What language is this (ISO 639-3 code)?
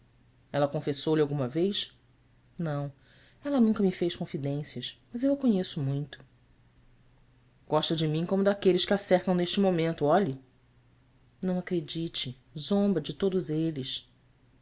por